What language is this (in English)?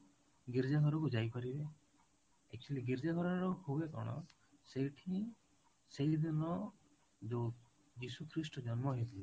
Odia